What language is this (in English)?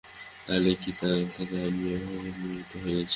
Bangla